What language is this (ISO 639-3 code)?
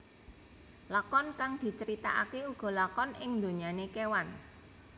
jav